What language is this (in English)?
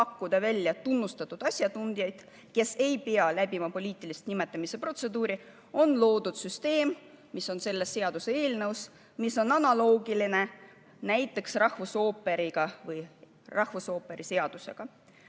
Estonian